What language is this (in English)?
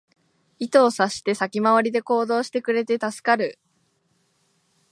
Japanese